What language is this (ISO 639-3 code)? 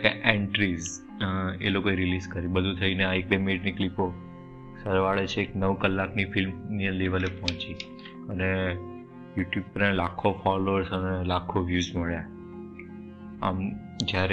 guj